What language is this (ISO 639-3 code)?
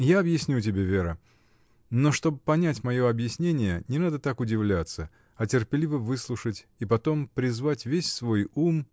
rus